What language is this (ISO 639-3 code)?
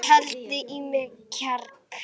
isl